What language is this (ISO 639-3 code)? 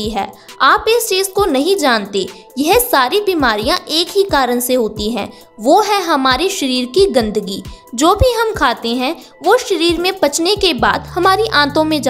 hin